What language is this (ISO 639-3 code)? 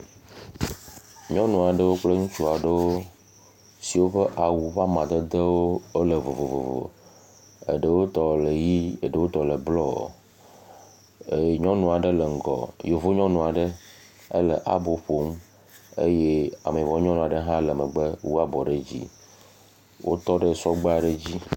ewe